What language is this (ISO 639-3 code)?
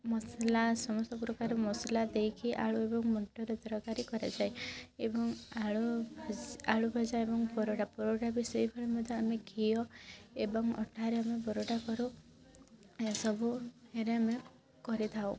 ori